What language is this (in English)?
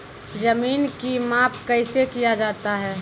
Maithili